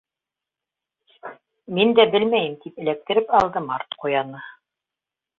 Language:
Bashkir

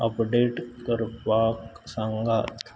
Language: Konkani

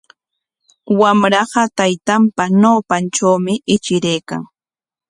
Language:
Corongo Ancash Quechua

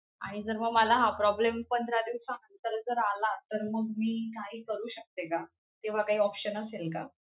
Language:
Marathi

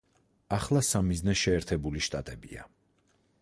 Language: Georgian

